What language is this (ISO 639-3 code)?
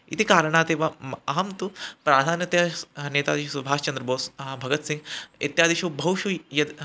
san